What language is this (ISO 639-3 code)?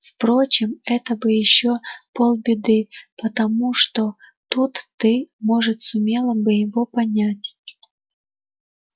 rus